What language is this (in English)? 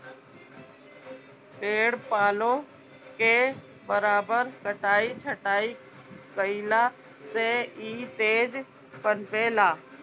Bhojpuri